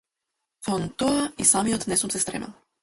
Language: Macedonian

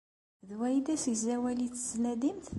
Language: Kabyle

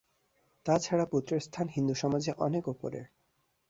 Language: Bangla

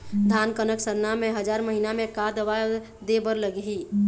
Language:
Chhattisgarhi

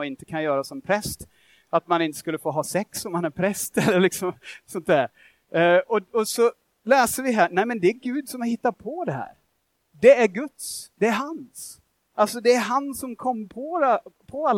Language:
Swedish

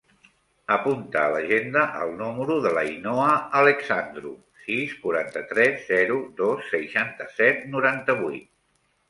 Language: Catalan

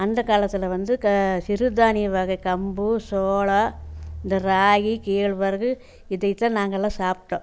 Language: Tamil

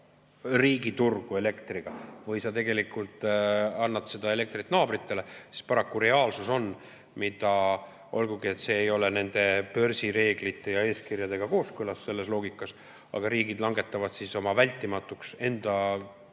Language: Estonian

